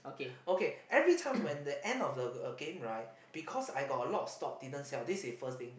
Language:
English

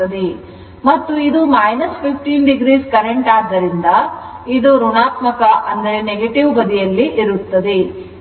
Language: Kannada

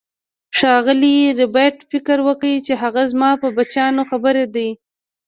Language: Pashto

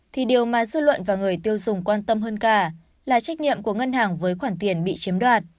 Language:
Vietnamese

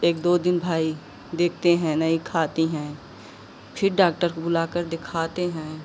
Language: Hindi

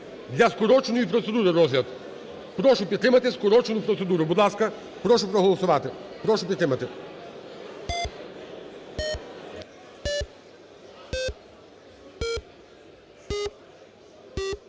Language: Ukrainian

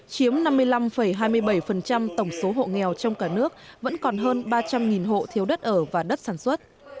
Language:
Vietnamese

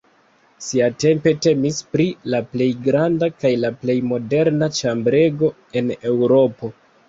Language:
Esperanto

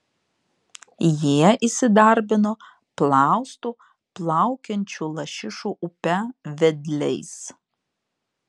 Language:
Lithuanian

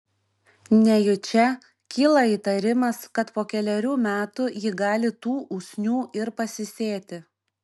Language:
Lithuanian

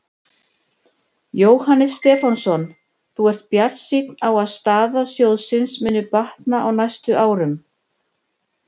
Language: Icelandic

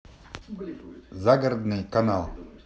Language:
Russian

